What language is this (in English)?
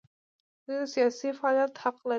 Pashto